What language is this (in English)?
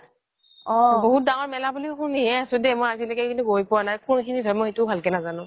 Assamese